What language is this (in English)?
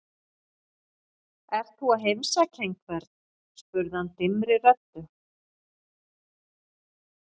Icelandic